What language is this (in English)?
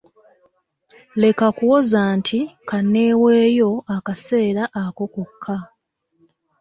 Ganda